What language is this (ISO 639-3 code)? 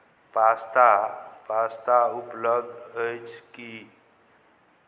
mai